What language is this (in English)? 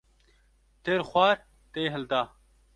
Kurdish